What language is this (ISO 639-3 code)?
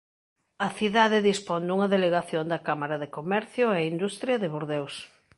glg